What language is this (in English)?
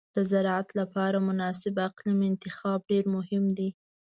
Pashto